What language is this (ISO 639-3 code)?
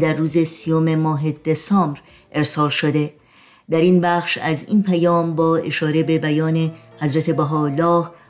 fas